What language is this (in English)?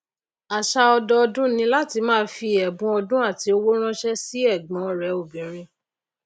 Yoruba